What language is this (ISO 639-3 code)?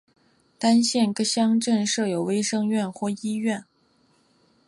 zho